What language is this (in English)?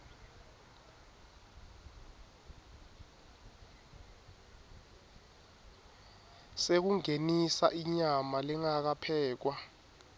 Swati